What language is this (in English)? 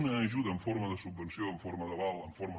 Catalan